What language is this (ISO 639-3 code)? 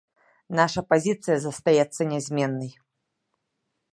bel